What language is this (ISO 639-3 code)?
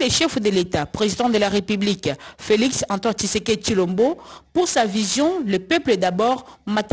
fra